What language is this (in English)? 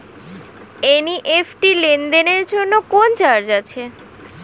Bangla